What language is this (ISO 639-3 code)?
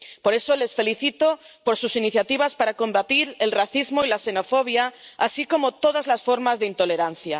spa